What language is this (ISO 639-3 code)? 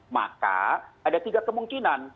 ind